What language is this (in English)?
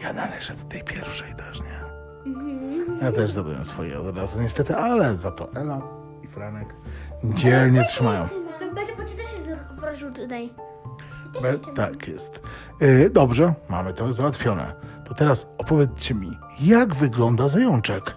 Polish